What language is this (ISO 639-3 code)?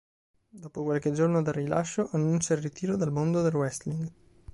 ita